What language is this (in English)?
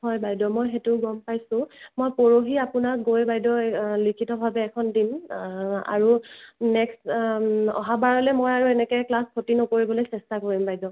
Assamese